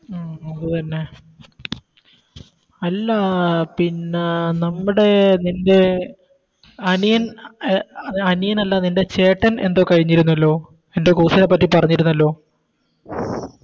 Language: Malayalam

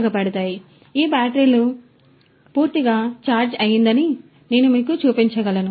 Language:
Telugu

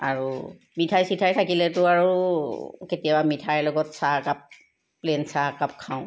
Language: Assamese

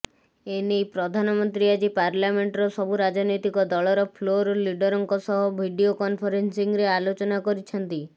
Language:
Odia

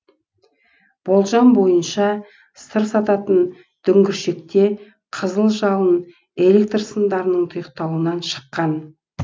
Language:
Kazakh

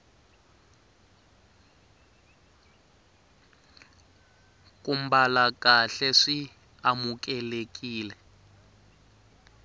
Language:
Tsonga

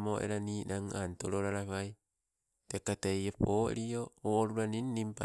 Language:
Sibe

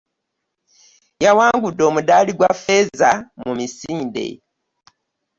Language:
Ganda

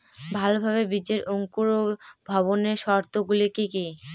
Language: Bangla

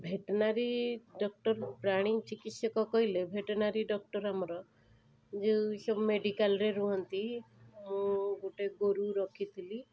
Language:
Odia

